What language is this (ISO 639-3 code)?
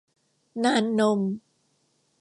tha